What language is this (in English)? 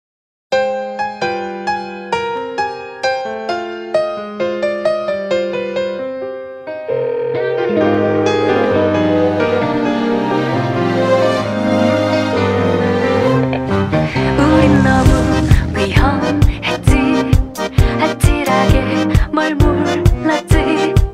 Korean